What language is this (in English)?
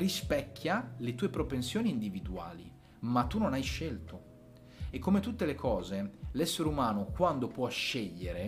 Italian